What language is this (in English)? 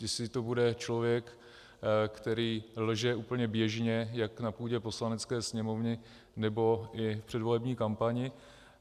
Czech